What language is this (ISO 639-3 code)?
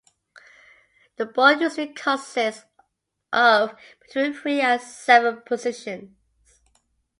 eng